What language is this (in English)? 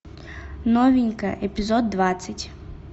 Russian